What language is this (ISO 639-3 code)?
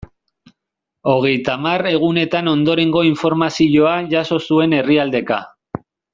eus